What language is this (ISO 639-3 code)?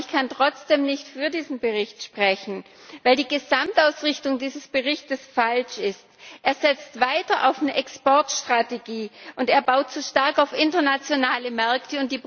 deu